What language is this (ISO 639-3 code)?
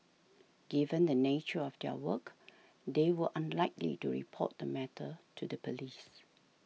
eng